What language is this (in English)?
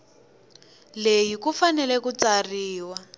Tsonga